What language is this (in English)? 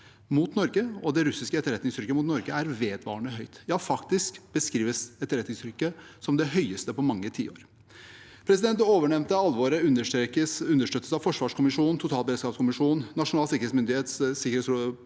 Norwegian